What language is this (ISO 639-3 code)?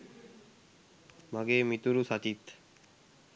sin